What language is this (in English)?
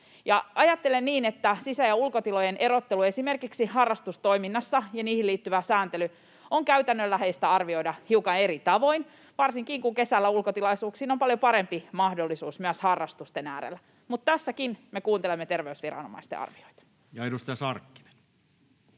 Finnish